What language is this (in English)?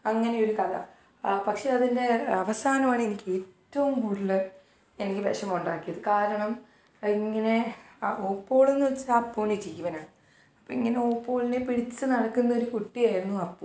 Malayalam